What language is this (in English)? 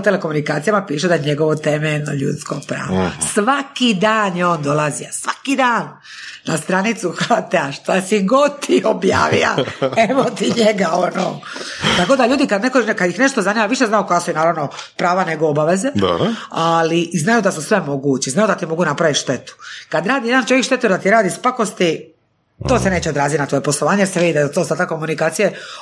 Croatian